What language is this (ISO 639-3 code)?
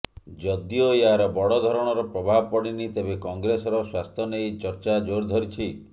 ori